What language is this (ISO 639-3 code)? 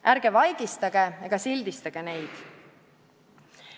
est